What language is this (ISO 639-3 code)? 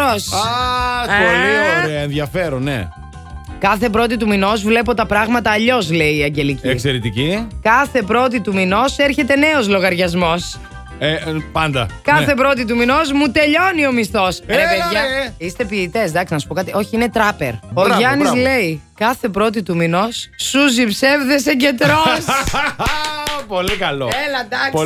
ell